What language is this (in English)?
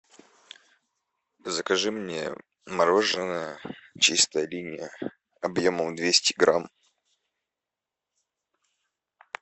Russian